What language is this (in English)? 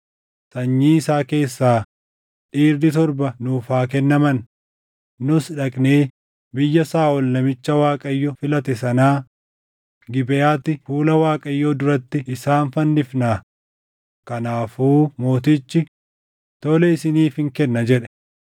Oromo